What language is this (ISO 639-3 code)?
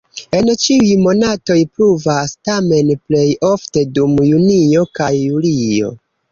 epo